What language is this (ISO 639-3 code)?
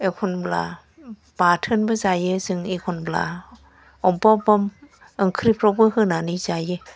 brx